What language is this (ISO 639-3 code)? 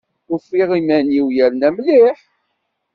kab